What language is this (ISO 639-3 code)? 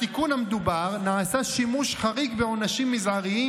heb